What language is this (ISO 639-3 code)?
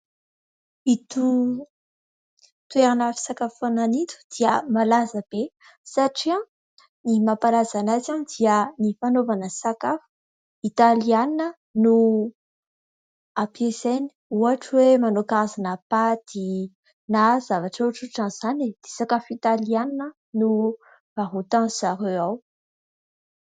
mlg